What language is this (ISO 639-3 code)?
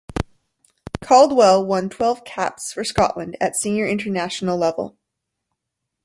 eng